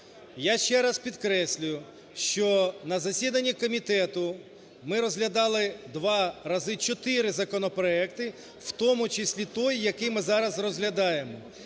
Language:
Ukrainian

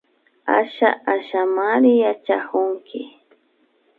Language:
Imbabura Highland Quichua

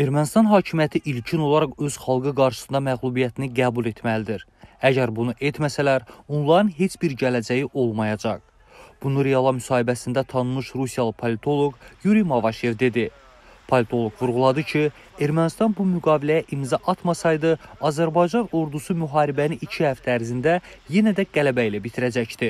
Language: Turkish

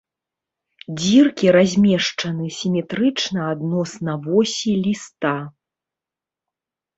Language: Belarusian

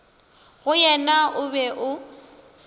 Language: Northern Sotho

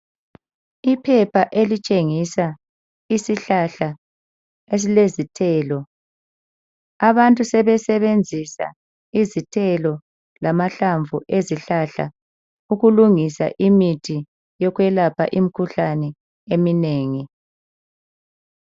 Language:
North Ndebele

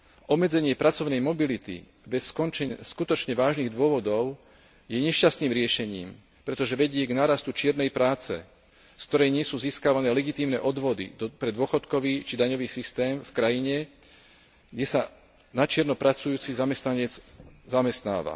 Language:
Slovak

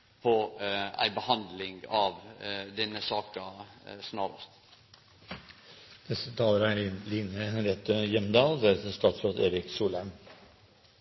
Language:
Norwegian Nynorsk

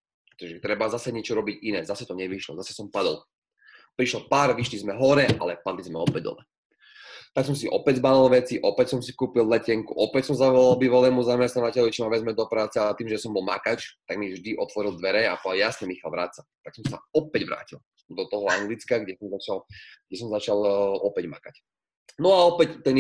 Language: Slovak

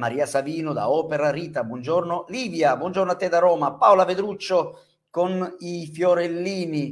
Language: Italian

